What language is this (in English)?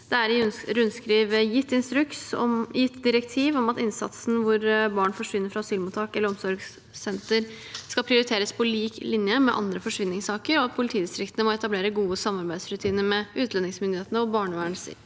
Norwegian